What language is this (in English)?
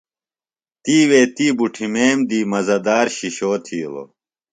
Phalura